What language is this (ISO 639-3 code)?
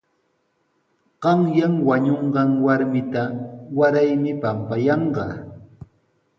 qws